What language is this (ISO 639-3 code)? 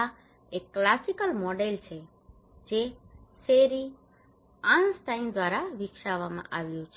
guj